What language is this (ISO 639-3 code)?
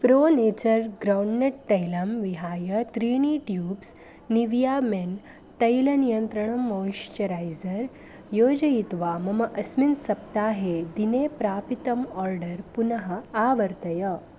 san